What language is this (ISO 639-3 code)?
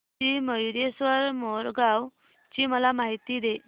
mar